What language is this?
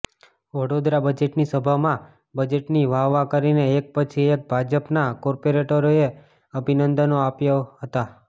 Gujarati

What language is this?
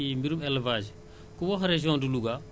Wolof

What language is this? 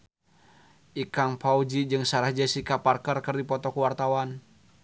Sundanese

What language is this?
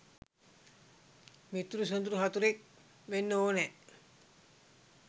Sinhala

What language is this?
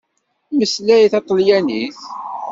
Kabyle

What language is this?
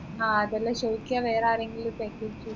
Malayalam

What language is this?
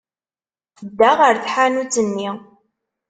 Kabyle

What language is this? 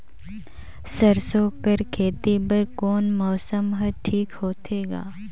Chhattisgarhi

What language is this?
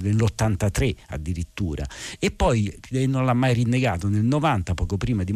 Italian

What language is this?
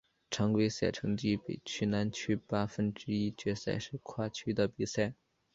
Chinese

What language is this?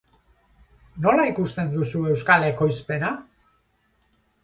Basque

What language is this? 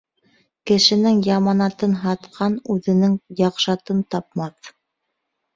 Bashkir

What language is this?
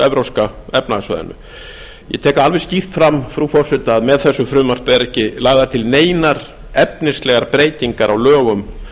Icelandic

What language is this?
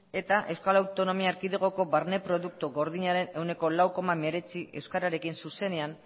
Basque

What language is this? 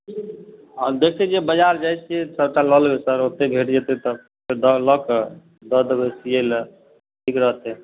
Maithili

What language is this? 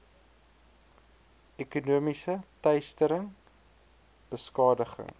Afrikaans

